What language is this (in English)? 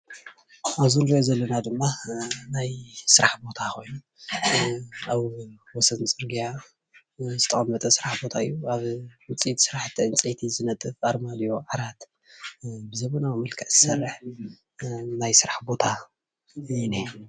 Tigrinya